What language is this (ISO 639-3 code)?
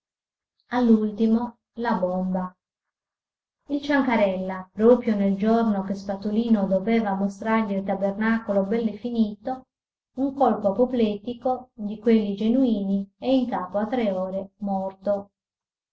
ita